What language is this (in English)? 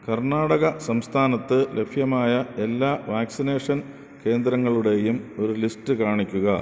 Malayalam